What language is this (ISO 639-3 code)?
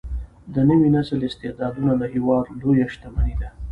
pus